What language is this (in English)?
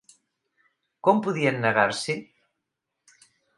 Catalan